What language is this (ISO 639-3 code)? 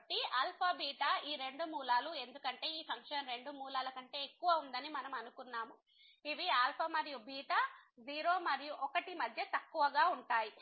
tel